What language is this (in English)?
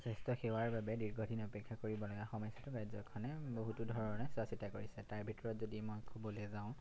Assamese